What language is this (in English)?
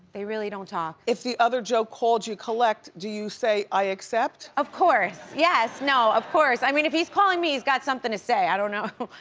English